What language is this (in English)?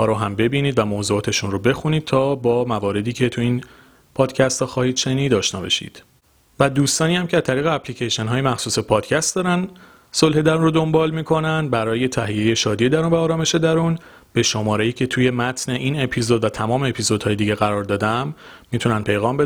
Persian